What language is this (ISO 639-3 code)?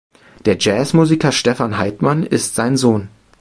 deu